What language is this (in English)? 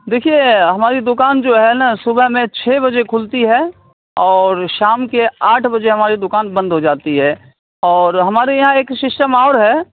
Urdu